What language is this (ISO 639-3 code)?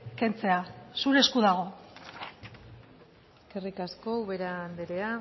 eus